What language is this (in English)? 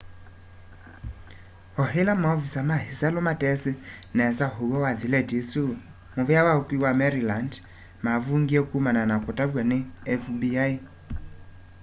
Kamba